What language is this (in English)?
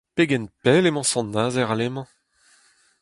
Breton